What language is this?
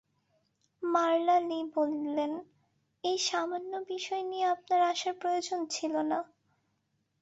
Bangla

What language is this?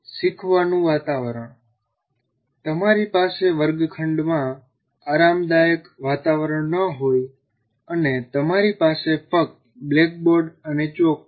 Gujarati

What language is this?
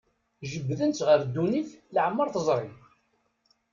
Kabyle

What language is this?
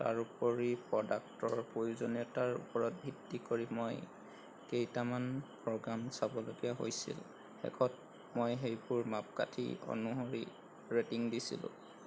Assamese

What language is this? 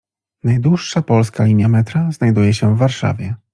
Polish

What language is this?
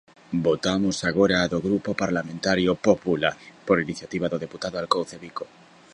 Galician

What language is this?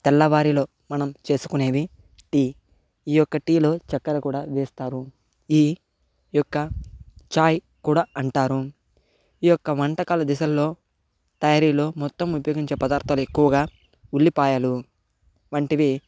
Telugu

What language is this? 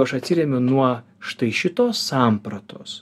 Lithuanian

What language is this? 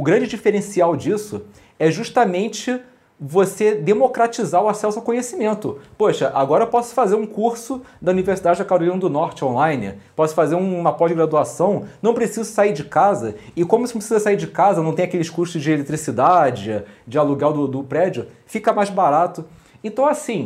Portuguese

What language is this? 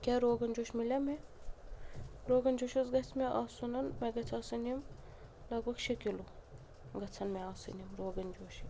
Kashmiri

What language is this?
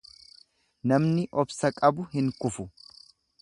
Oromo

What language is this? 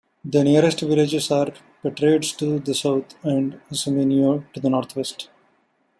English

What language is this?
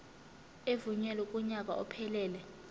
Zulu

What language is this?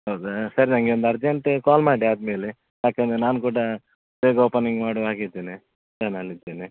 Kannada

